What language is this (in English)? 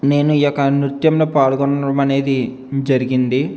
Telugu